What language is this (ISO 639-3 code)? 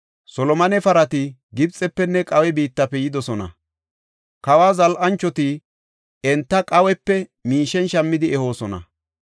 gof